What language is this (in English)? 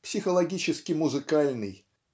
Russian